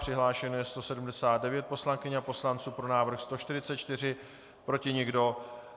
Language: Czech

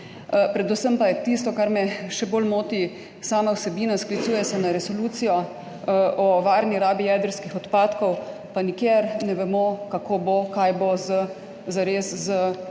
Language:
Slovenian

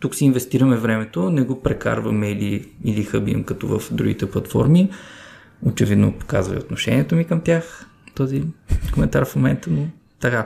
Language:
Bulgarian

